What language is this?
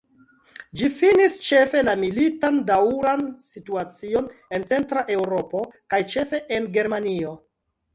Esperanto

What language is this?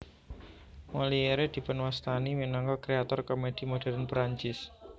Javanese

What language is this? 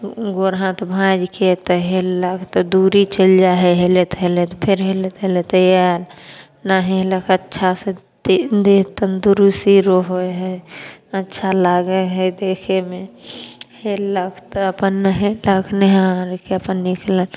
Maithili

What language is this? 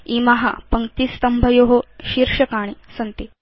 Sanskrit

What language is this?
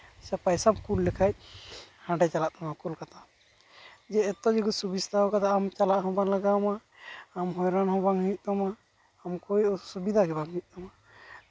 Santali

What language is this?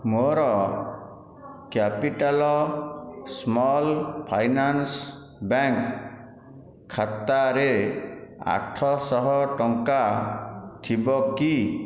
Odia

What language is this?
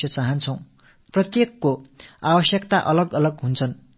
Tamil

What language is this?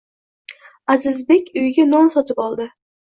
Uzbek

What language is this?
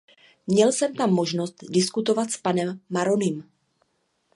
Czech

